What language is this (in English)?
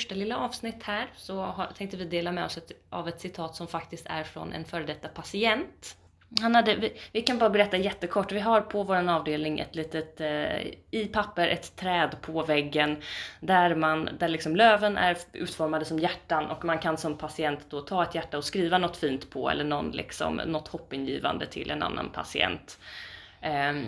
Swedish